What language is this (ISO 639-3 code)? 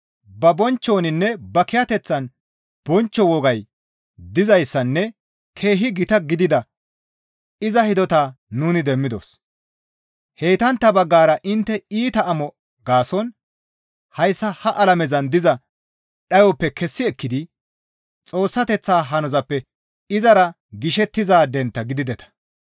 gmv